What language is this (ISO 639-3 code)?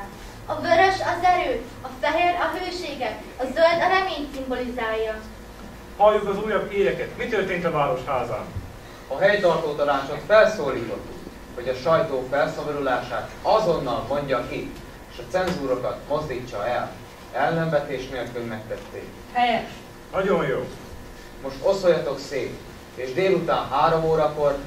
hun